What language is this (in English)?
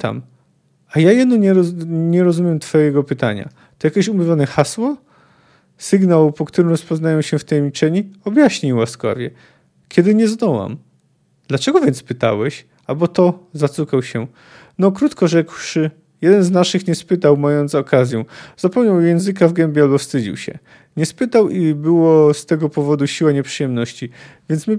Polish